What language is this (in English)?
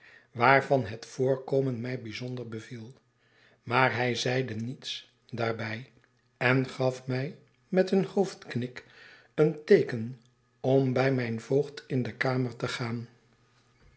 Dutch